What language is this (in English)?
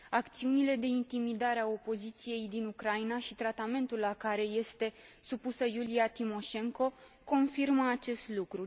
Romanian